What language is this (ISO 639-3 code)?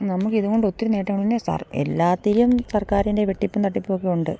mal